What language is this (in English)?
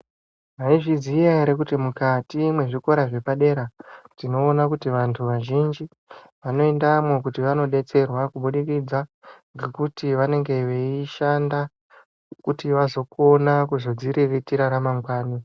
Ndau